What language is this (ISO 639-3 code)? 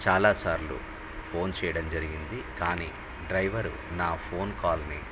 tel